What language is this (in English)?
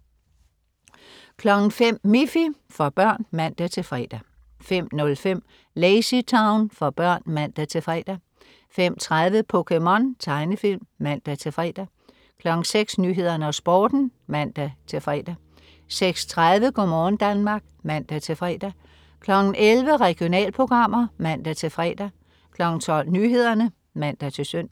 Danish